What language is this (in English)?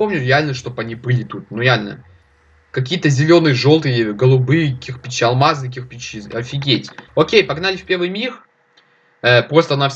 Russian